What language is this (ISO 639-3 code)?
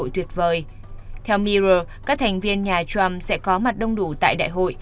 vie